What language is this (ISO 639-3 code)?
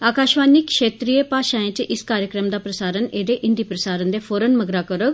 doi